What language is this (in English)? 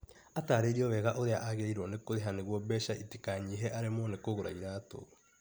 Kikuyu